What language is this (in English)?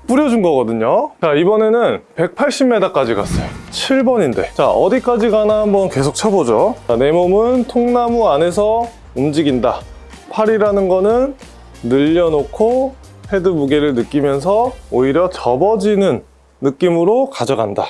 Korean